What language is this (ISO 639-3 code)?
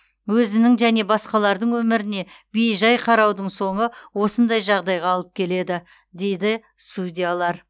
kaz